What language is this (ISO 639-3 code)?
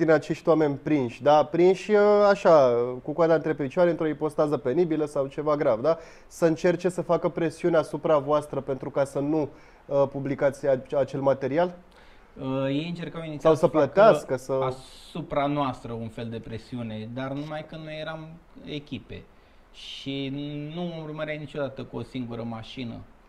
ron